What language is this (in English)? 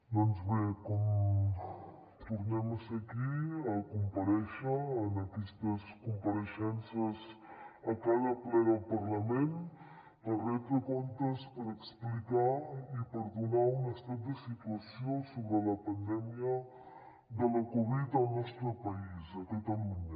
Catalan